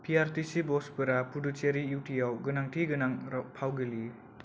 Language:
Bodo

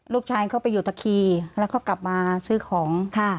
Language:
Thai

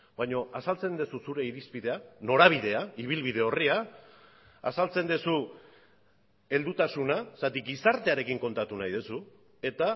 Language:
Basque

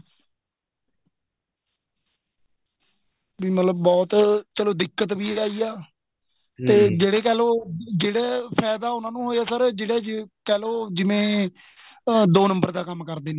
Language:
Punjabi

